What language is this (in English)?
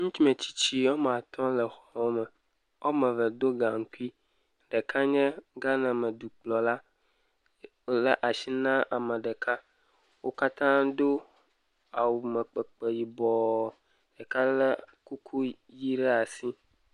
Ewe